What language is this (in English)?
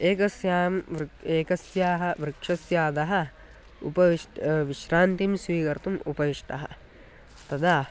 Sanskrit